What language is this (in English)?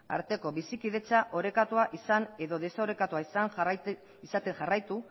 Basque